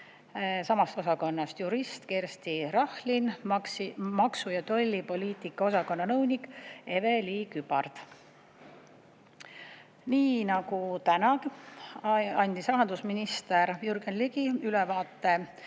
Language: Estonian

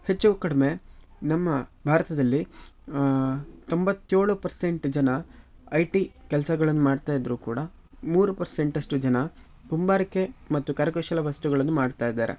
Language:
Kannada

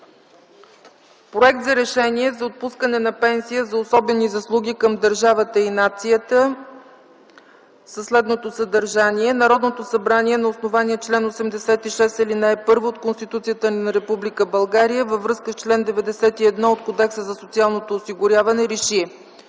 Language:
Bulgarian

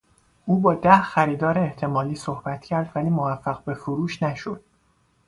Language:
Persian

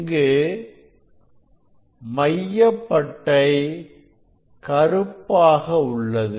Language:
Tamil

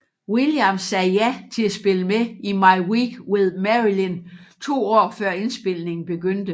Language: Danish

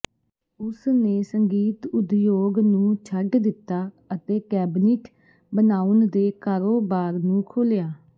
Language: Punjabi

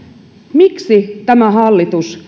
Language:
Finnish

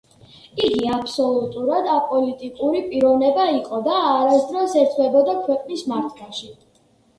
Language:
Georgian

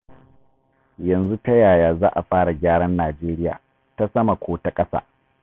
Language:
Hausa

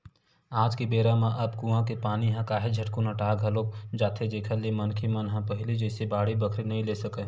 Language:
Chhattisgarhi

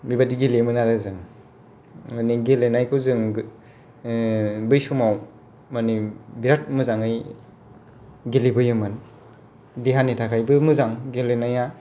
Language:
Bodo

